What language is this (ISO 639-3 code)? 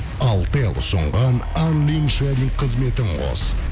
kaz